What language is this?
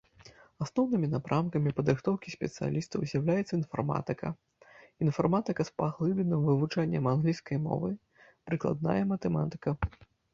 Belarusian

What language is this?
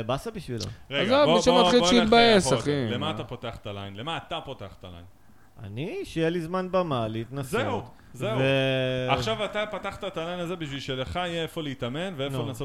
Hebrew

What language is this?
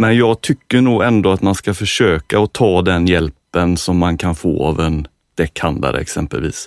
Swedish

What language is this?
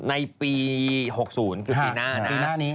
Thai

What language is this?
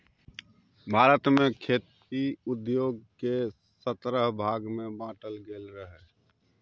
Maithili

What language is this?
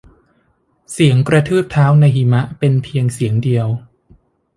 Thai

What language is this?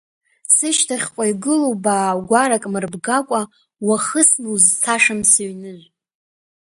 Abkhazian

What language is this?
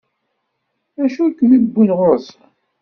Kabyle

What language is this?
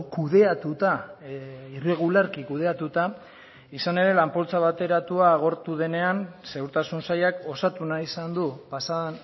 Basque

